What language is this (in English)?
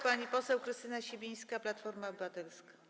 Polish